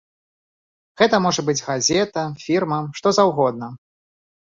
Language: Belarusian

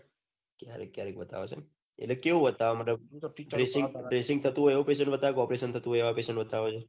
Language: Gujarati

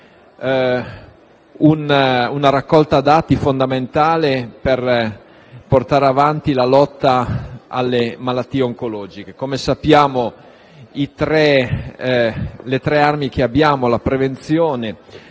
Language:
Italian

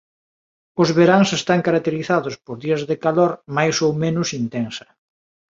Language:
Galician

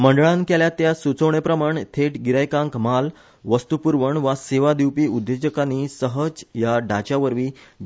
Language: Konkani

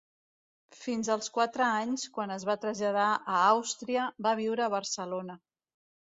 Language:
Catalan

